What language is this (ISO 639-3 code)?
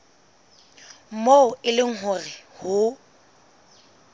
sot